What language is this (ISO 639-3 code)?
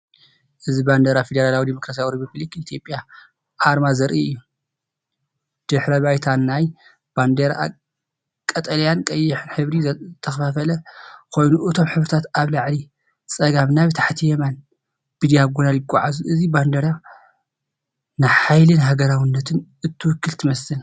tir